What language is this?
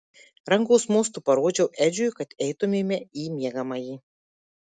Lithuanian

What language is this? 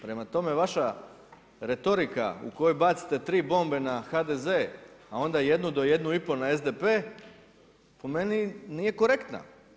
Croatian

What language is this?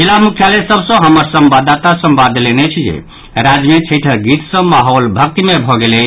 Maithili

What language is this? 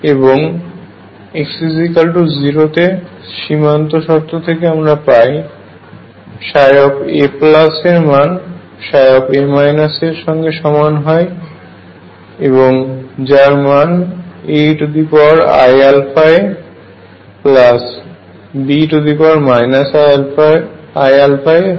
Bangla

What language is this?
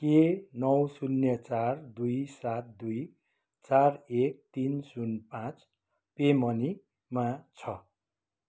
Nepali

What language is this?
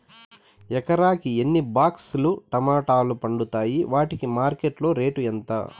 Telugu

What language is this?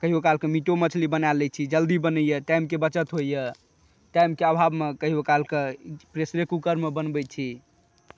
Maithili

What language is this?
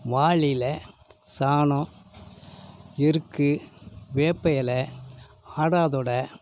Tamil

